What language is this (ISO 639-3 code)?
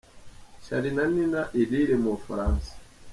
kin